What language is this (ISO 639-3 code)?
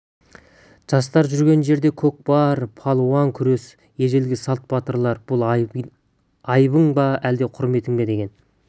kaz